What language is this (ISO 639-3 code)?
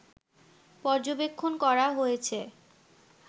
ben